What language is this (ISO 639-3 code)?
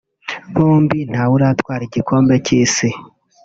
kin